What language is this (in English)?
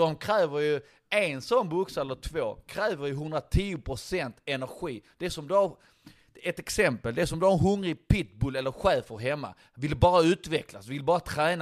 Swedish